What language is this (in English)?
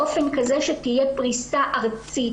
Hebrew